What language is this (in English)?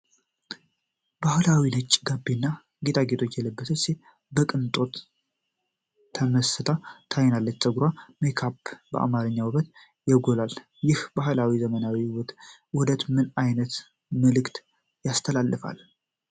Amharic